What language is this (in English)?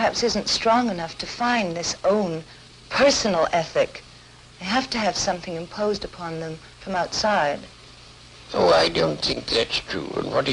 Persian